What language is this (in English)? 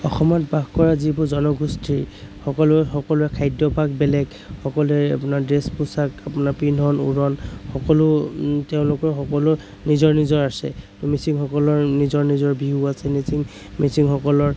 Assamese